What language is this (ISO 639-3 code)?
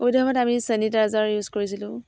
asm